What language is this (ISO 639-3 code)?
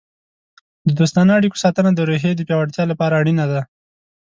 pus